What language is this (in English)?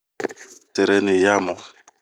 Bomu